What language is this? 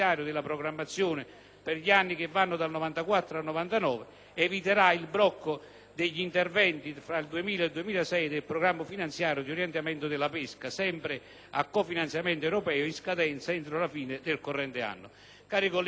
Italian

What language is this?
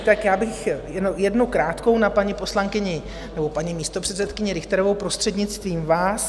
Czech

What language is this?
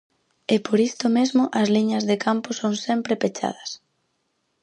Galician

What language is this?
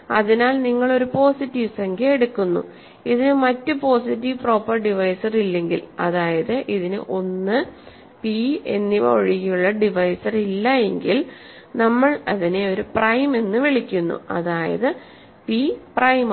Malayalam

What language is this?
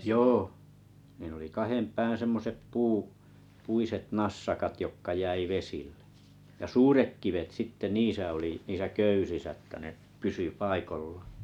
Finnish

